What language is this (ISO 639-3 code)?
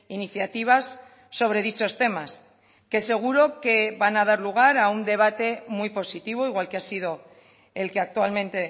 spa